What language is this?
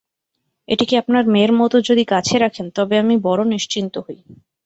Bangla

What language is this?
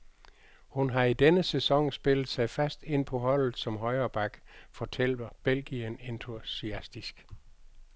Danish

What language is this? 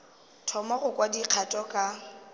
Northern Sotho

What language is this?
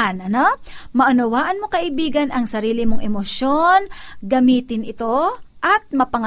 Filipino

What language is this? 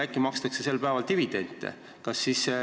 Estonian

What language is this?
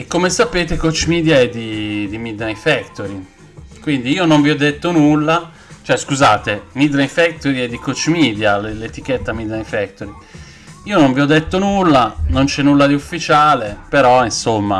Italian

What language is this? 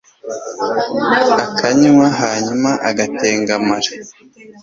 Kinyarwanda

